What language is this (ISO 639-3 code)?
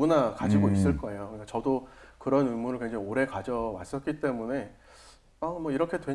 kor